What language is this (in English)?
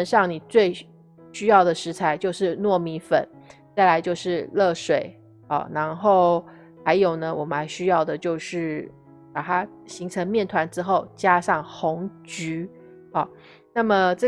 Chinese